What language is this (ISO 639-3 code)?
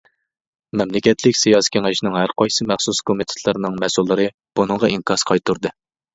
uig